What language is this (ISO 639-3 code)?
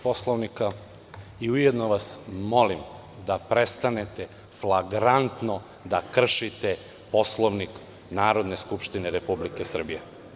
srp